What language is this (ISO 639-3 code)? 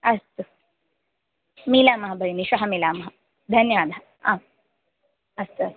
san